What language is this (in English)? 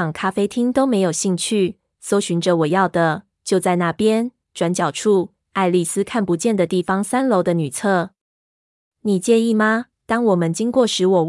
Chinese